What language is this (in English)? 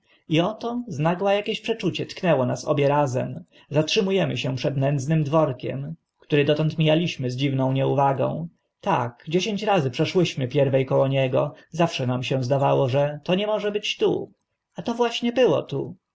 Polish